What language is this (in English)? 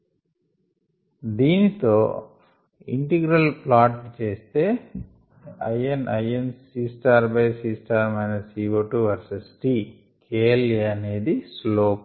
Telugu